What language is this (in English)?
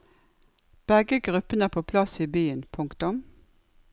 Norwegian